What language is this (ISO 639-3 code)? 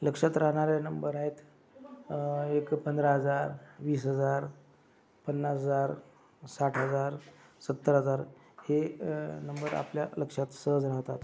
mar